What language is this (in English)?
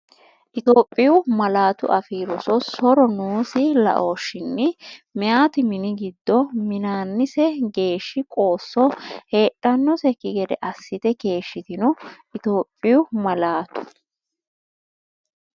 Sidamo